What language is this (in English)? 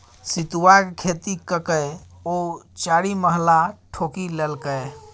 Maithili